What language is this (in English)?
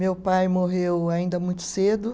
Portuguese